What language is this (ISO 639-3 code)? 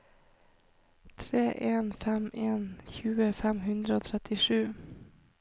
nor